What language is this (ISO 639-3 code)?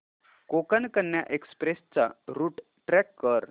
mar